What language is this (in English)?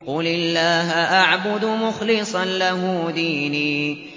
Arabic